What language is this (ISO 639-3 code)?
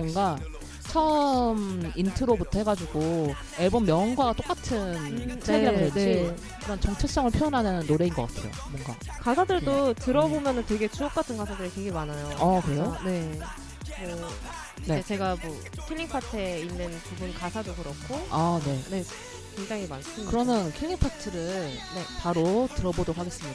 kor